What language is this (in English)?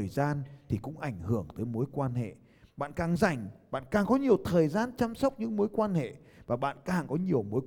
Vietnamese